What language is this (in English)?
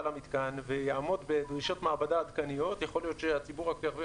Hebrew